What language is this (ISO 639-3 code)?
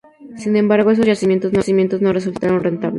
spa